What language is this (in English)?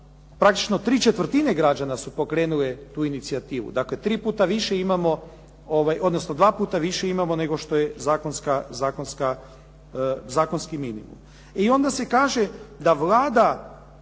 Croatian